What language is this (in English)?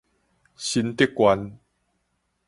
Min Nan Chinese